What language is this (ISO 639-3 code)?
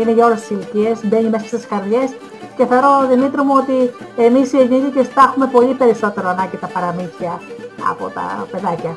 ell